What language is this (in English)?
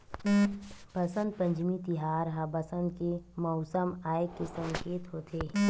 Chhattisgarhi